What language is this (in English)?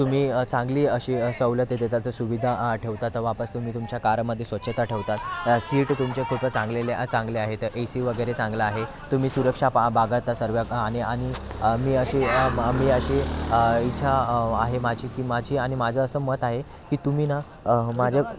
Marathi